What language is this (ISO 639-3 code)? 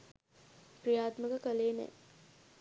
sin